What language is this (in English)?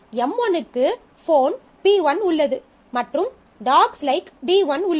Tamil